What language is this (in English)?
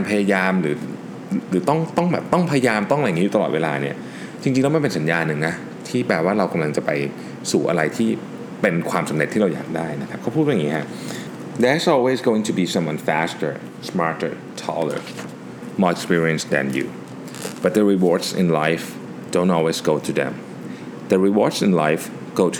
Thai